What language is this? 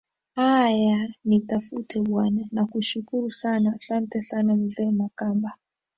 Swahili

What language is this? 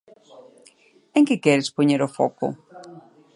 Galician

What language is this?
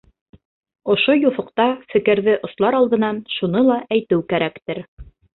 Bashkir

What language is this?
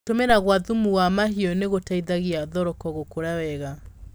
Kikuyu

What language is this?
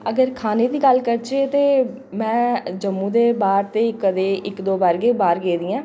Dogri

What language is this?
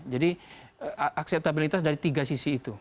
Indonesian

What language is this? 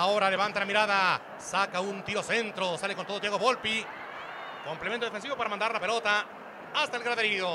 Spanish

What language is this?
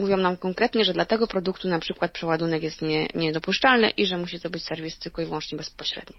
Polish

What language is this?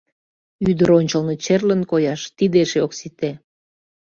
Mari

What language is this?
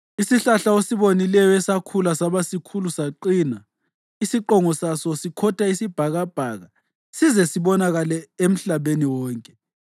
North Ndebele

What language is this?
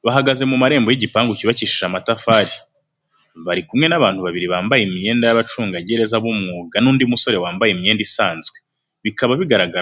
Kinyarwanda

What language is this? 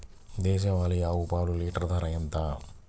Telugu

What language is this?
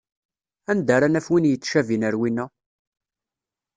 Kabyle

